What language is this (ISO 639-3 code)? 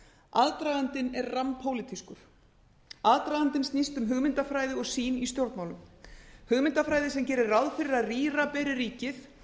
isl